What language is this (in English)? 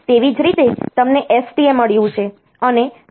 Gujarati